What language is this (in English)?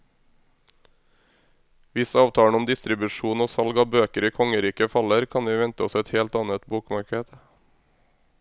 Norwegian